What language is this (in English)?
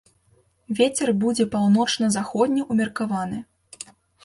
Belarusian